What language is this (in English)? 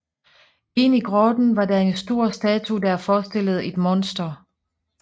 Danish